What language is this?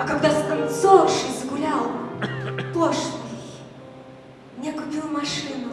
Russian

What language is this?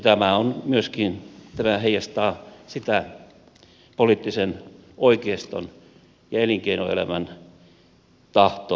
Finnish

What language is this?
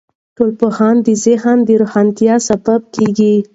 Pashto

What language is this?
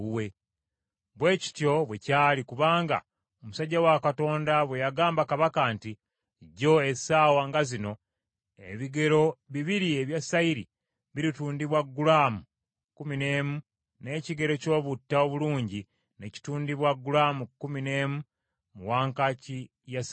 Ganda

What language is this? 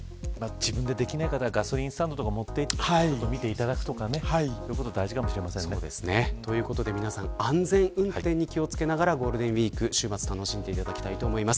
Japanese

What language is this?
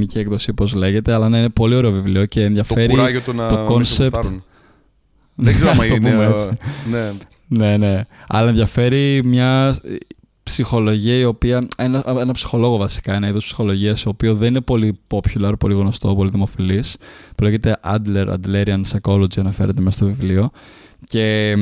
Greek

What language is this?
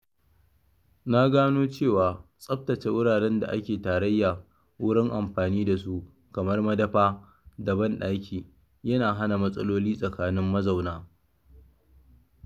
Hausa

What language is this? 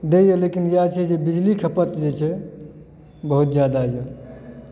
Maithili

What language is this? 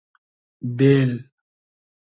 Hazaragi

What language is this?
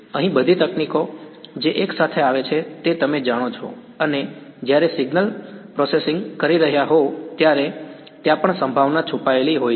Gujarati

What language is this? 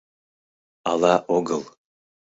Mari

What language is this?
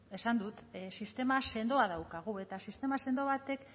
Basque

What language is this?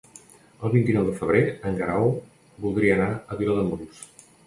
Catalan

